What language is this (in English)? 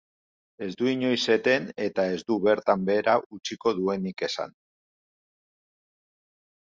Basque